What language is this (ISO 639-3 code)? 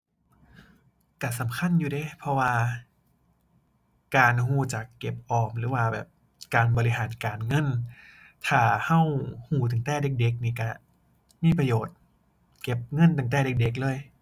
tha